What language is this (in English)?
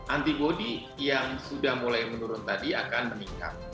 Indonesian